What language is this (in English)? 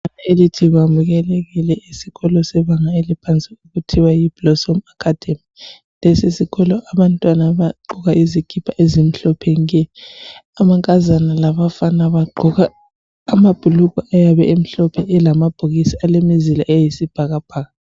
North Ndebele